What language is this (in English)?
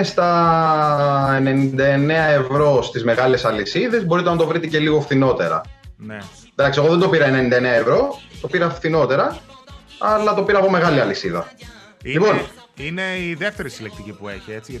Greek